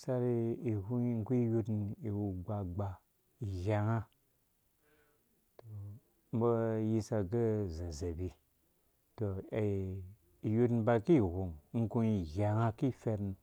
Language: Dũya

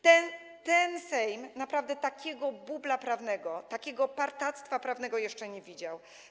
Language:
Polish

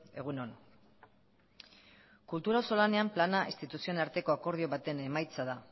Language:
Basque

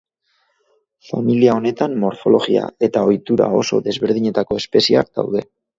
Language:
Basque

